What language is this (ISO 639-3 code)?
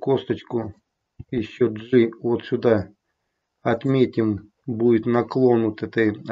rus